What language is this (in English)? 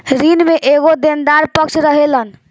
Bhojpuri